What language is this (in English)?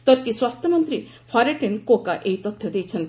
Odia